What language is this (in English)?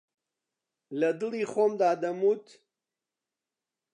Central Kurdish